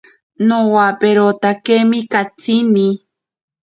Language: Ashéninka Perené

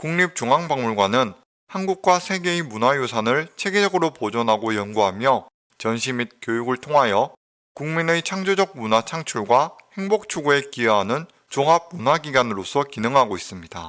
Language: Korean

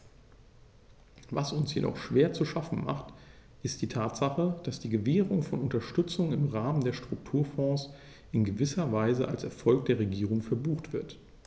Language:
German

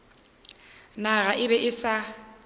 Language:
Northern Sotho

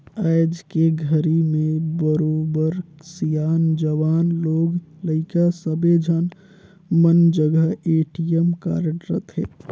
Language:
Chhattisgarhi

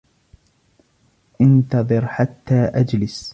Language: Arabic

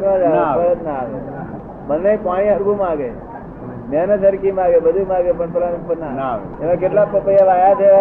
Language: Gujarati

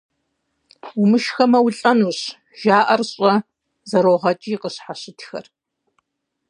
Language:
Kabardian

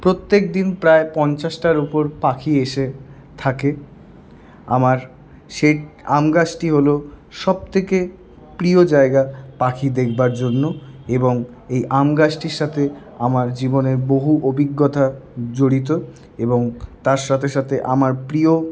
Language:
Bangla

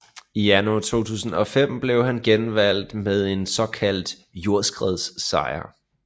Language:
Danish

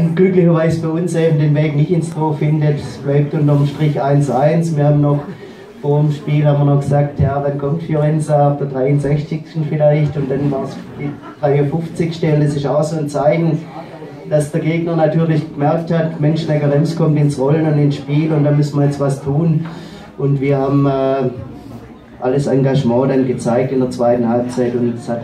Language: German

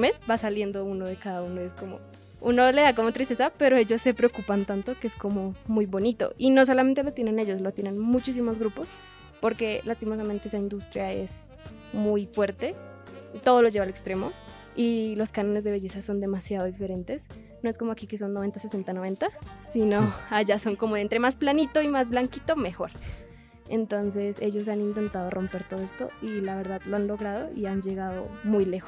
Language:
Spanish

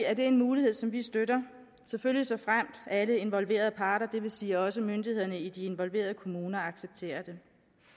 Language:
Danish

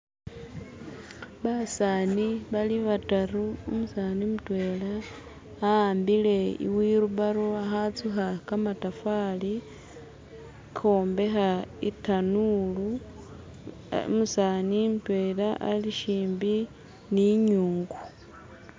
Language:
Masaaba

